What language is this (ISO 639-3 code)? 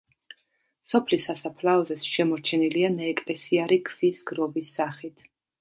kat